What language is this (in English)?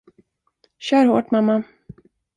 Swedish